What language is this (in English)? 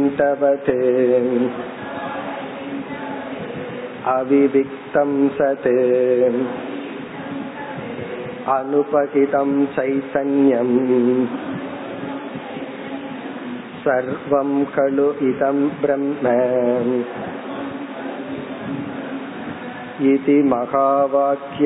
Tamil